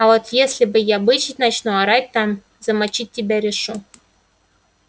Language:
Russian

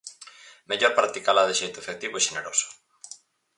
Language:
Galician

